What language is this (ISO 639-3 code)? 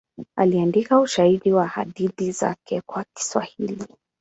swa